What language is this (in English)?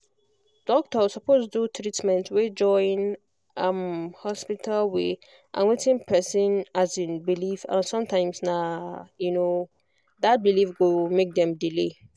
Nigerian Pidgin